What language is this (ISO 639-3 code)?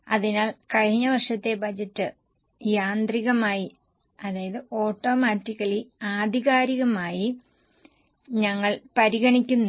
mal